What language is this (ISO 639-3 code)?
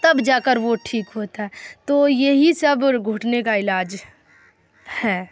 urd